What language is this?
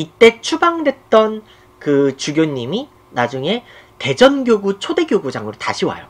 Korean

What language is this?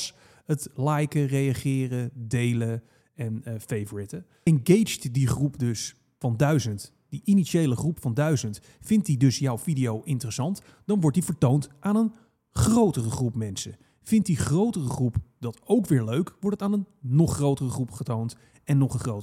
Dutch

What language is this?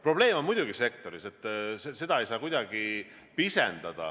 Estonian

